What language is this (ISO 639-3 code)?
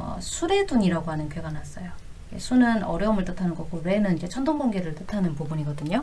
kor